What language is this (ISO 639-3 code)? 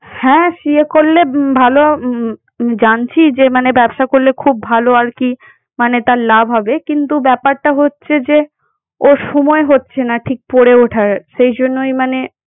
ben